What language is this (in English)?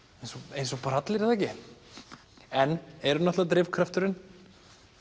Icelandic